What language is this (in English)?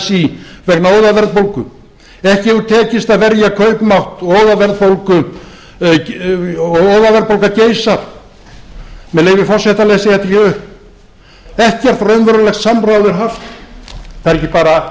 Icelandic